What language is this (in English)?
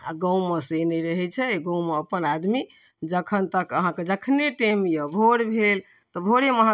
Maithili